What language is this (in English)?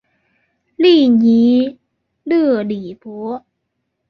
Chinese